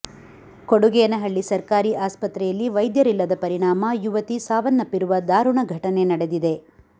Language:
Kannada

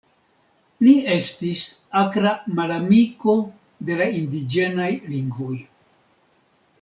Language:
Esperanto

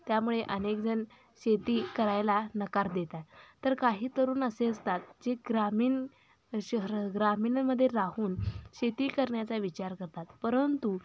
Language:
Marathi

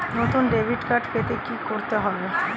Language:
Bangla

